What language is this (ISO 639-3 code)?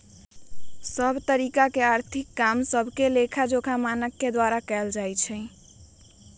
mag